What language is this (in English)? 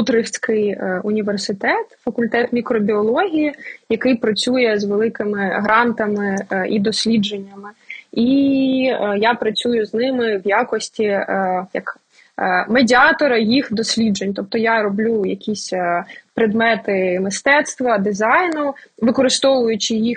Ukrainian